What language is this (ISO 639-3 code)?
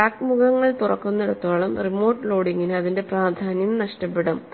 mal